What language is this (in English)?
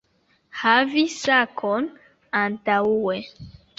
Esperanto